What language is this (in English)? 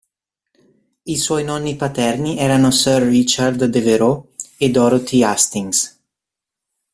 Italian